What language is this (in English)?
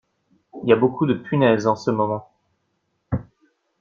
French